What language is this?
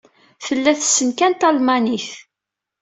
Kabyle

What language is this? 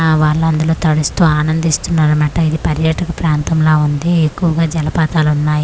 Telugu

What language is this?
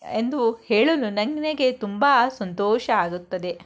Kannada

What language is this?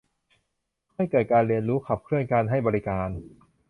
Thai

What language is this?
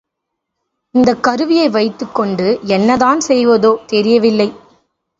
Tamil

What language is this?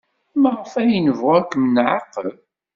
Kabyle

